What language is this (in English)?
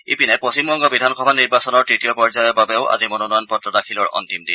Assamese